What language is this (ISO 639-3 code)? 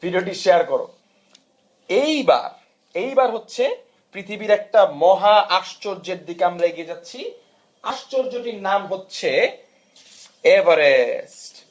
ben